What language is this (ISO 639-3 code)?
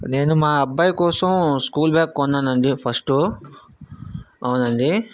tel